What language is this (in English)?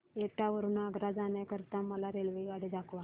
Marathi